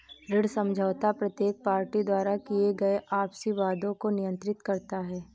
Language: Hindi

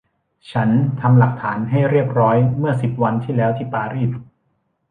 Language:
Thai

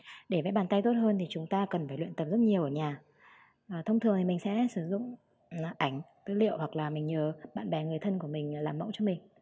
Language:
Vietnamese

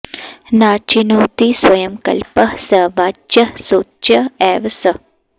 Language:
Sanskrit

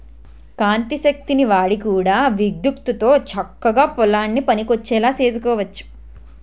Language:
Telugu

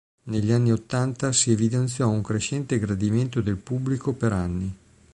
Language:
Italian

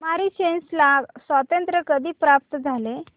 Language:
Marathi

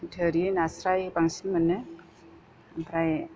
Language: Bodo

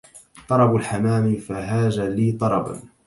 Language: Arabic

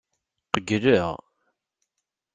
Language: Kabyle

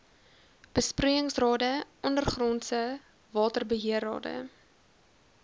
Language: Afrikaans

